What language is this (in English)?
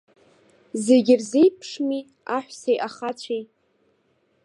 Abkhazian